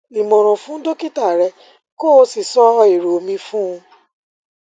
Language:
Yoruba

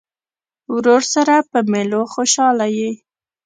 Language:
Pashto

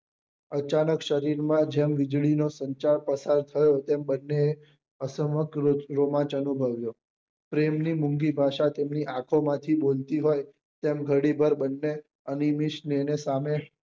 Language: Gujarati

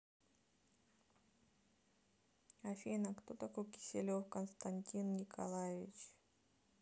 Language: Russian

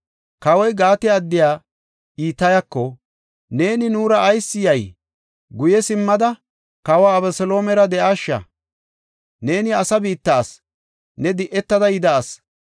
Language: Gofa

